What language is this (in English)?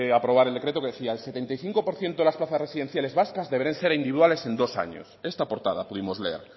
Spanish